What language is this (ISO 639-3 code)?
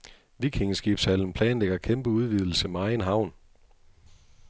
dan